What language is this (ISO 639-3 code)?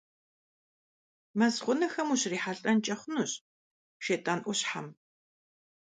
kbd